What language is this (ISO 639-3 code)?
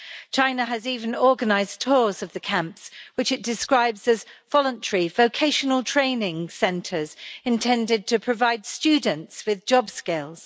eng